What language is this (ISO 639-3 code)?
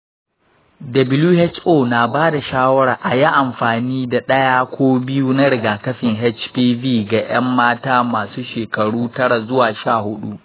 hau